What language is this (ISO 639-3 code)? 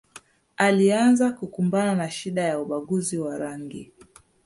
swa